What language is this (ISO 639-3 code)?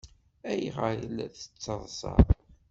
kab